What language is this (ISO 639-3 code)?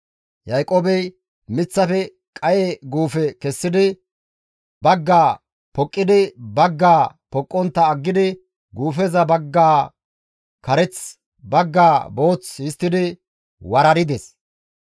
gmv